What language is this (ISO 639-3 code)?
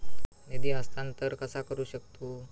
mar